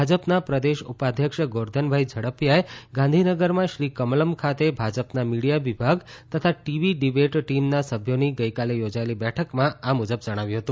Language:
Gujarati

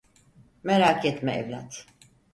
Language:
Turkish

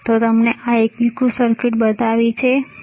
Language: Gujarati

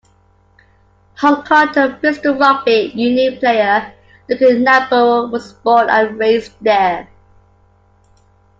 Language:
English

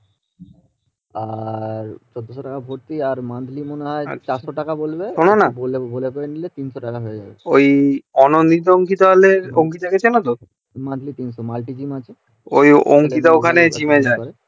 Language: Bangla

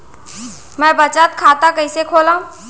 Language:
Chhattisgarhi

